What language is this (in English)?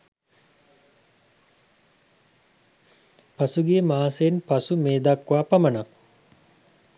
Sinhala